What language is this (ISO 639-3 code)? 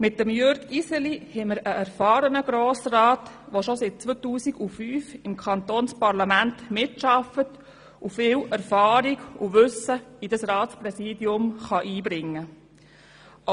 gsw